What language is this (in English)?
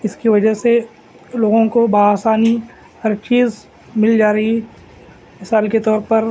Urdu